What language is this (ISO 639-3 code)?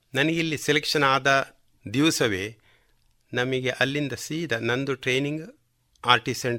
kan